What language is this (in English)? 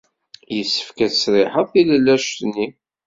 Kabyle